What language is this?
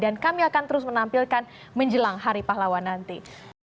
Indonesian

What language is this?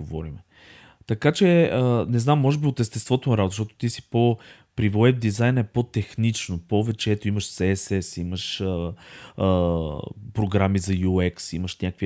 Bulgarian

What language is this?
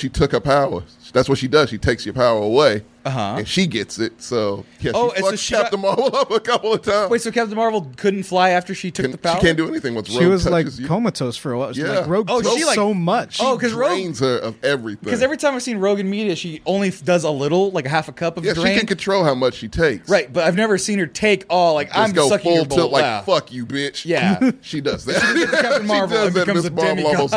English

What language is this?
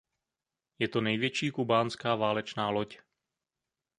Czech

